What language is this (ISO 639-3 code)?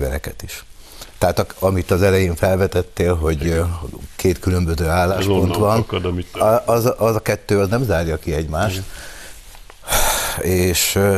hun